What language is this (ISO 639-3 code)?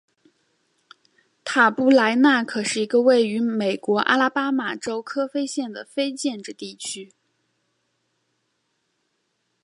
zho